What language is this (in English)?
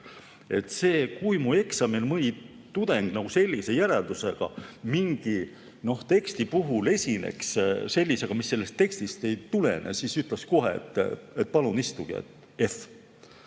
Estonian